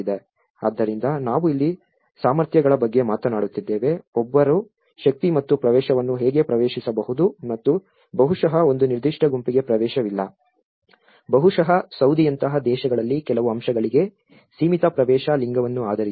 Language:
Kannada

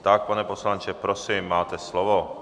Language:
Czech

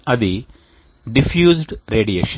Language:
Telugu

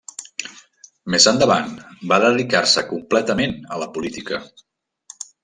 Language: Catalan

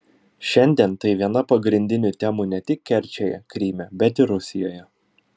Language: Lithuanian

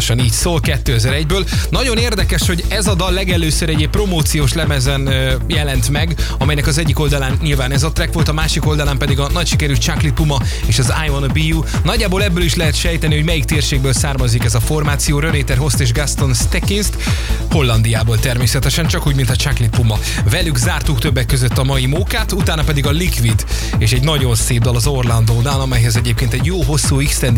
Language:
Hungarian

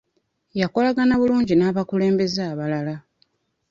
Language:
Ganda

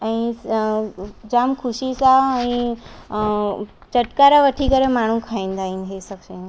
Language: Sindhi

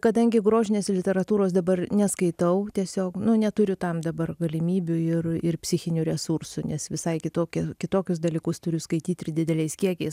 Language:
Lithuanian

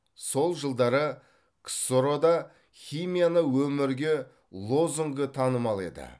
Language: Kazakh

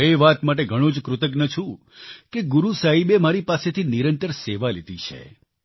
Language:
Gujarati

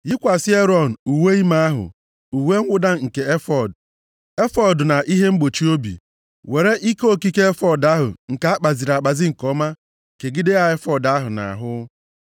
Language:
Igbo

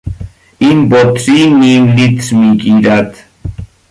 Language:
Persian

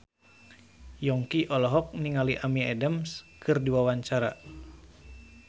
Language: Sundanese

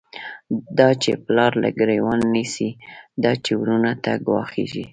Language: Pashto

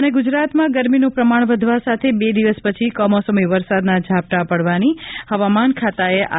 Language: Gujarati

